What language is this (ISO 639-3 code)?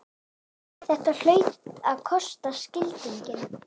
isl